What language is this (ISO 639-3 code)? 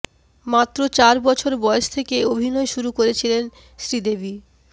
ben